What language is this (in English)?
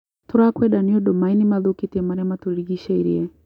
Kikuyu